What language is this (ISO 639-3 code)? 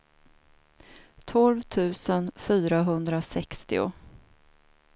swe